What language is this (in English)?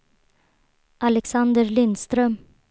Swedish